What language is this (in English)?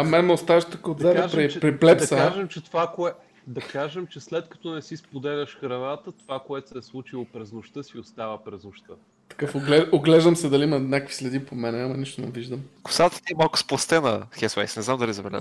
Bulgarian